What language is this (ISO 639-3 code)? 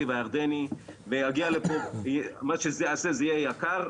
heb